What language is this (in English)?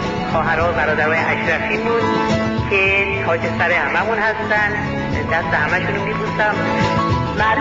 Persian